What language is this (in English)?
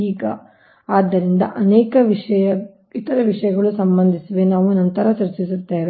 Kannada